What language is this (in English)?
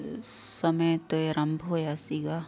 Punjabi